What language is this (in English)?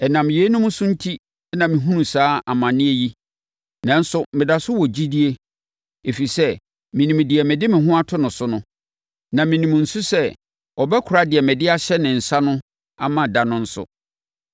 Akan